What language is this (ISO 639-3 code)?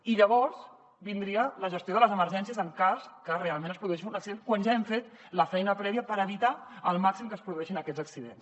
cat